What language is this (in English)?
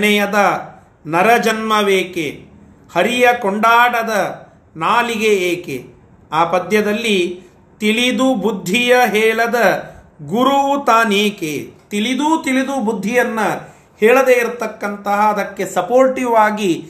Kannada